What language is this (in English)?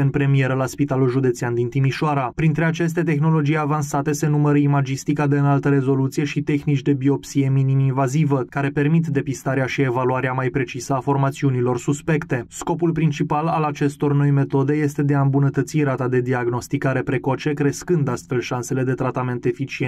Romanian